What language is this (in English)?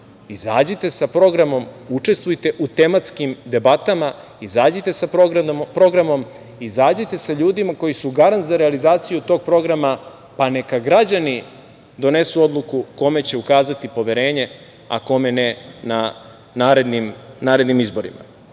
Serbian